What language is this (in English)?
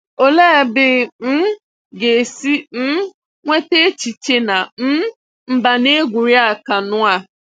Igbo